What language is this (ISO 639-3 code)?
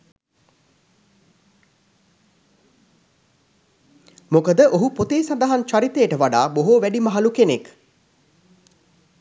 sin